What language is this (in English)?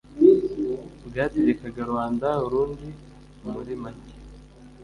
Kinyarwanda